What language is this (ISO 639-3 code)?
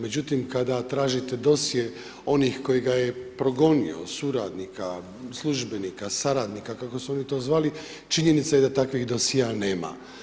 hrv